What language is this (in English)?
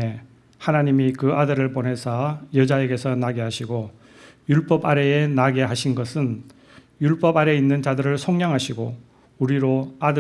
Korean